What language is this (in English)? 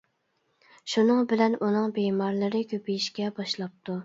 Uyghur